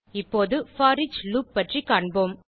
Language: Tamil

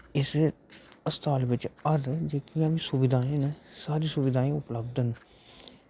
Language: Dogri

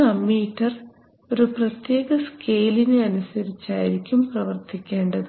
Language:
Malayalam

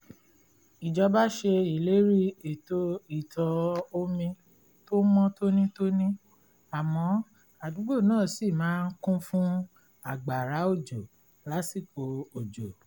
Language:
Yoruba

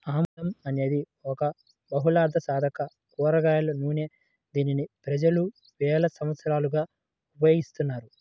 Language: Telugu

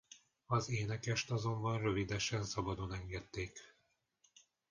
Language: Hungarian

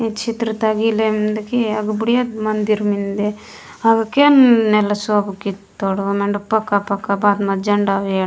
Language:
Gondi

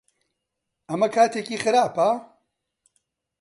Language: Central Kurdish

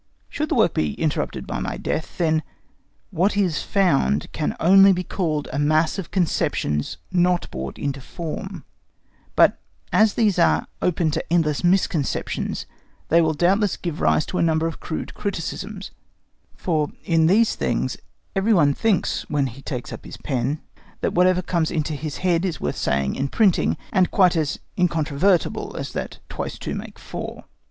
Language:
English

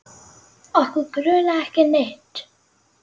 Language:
Icelandic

